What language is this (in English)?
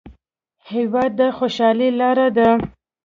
Pashto